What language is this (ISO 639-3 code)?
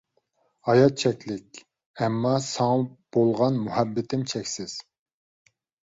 uig